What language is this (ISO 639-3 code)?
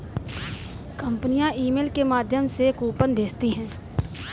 hin